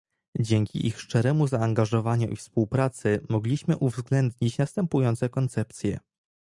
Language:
Polish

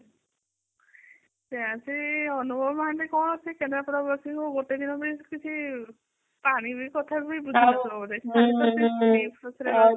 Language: Odia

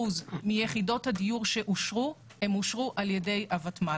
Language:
Hebrew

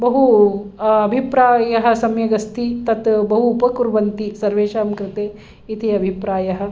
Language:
Sanskrit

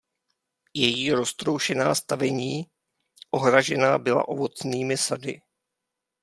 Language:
Czech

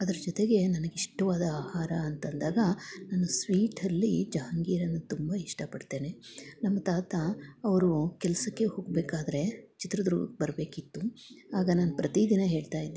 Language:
Kannada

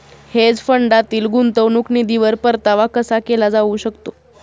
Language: Marathi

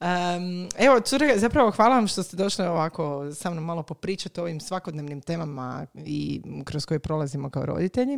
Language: Croatian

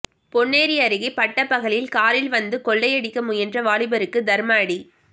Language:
Tamil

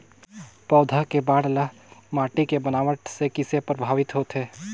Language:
Chhattisgarhi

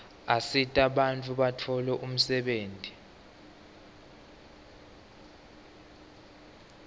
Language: Swati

